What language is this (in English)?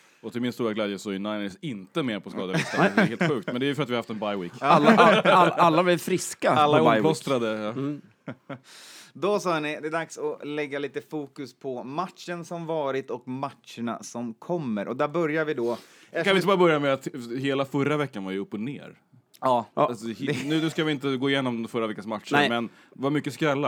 Swedish